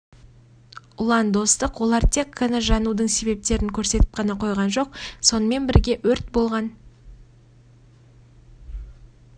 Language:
Kazakh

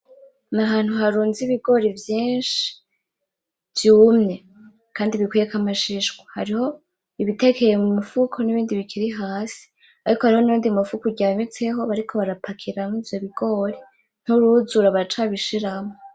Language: Rundi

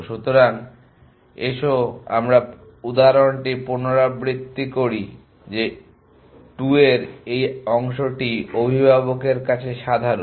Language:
Bangla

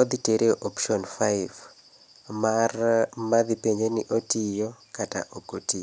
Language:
Luo (Kenya and Tanzania)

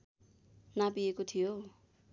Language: Nepali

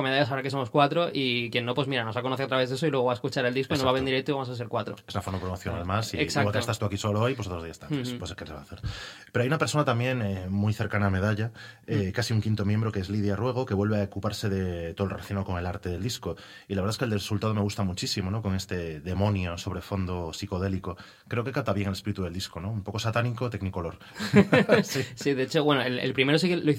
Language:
Spanish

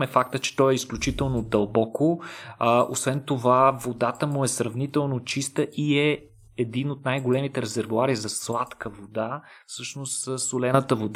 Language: Bulgarian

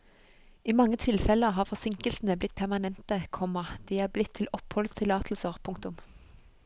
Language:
Norwegian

